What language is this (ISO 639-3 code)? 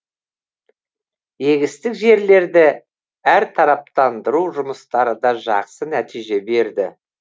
kaz